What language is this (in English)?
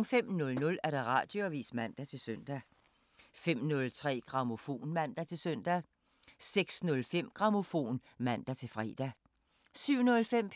Danish